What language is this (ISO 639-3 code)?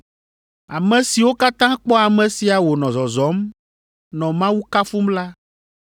ewe